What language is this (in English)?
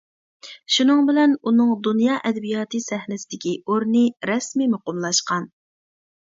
Uyghur